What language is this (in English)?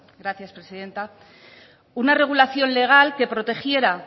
Spanish